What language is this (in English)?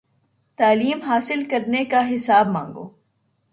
Urdu